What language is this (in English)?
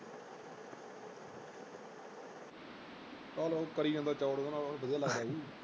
Punjabi